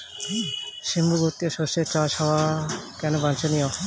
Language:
Bangla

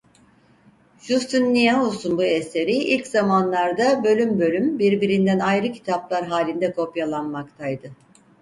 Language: Turkish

